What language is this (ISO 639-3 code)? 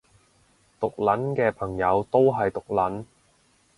yue